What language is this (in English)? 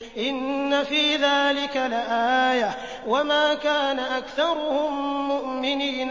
Arabic